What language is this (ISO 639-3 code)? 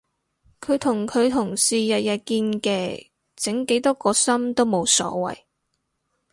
yue